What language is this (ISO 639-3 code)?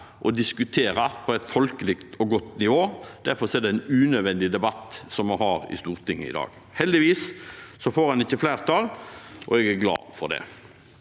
nor